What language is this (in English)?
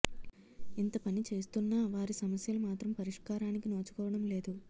Telugu